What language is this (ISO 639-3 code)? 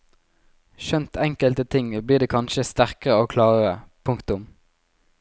nor